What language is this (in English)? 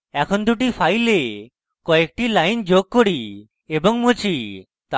Bangla